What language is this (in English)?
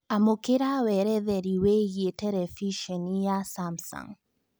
Kikuyu